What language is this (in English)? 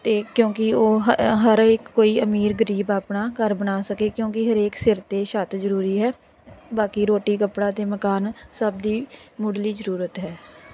Punjabi